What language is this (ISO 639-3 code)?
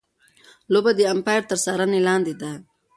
pus